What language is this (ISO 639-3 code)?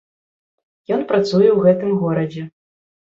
bel